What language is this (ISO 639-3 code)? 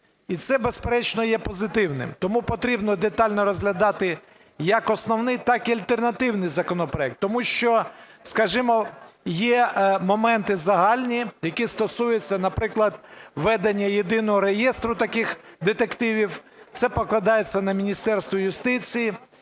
ukr